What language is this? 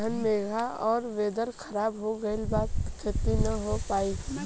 Bhojpuri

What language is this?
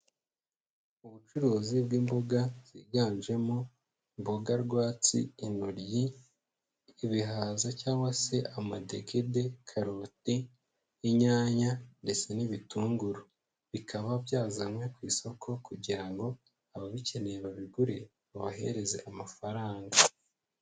Kinyarwanda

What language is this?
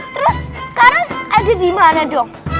Indonesian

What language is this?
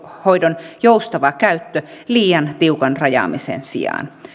Finnish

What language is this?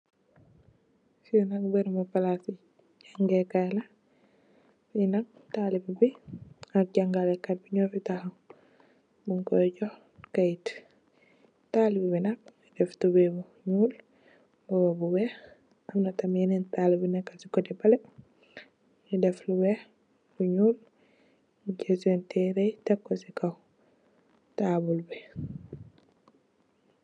Wolof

